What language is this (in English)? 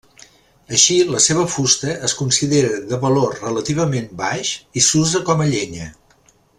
Catalan